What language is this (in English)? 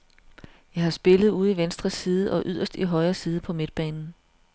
Danish